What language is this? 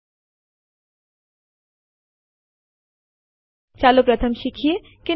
Gujarati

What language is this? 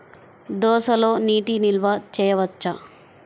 Telugu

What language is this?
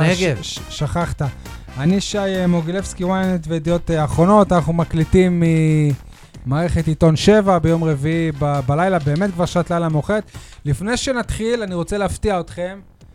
Hebrew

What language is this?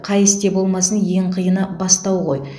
Kazakh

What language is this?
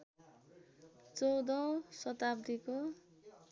Nepali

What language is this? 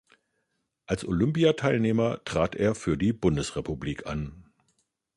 German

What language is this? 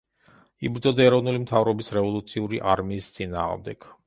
Georgian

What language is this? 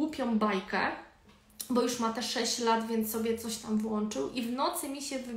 Polish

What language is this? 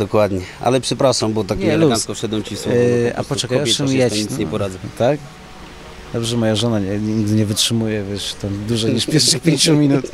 Polish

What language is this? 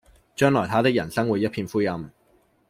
Cantonese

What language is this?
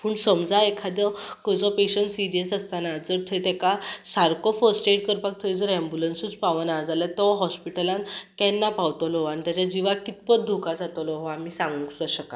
Konkani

